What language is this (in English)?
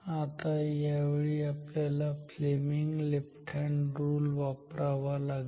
Marathi